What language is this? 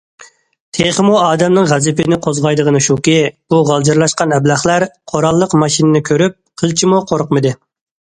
Uyghur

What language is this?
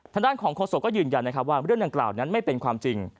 Thai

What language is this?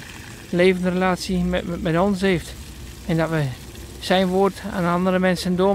Dutch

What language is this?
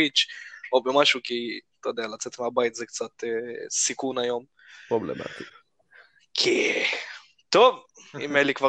Hebrew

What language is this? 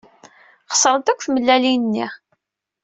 Kabyle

